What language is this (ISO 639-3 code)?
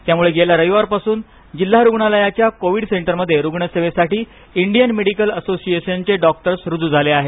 mar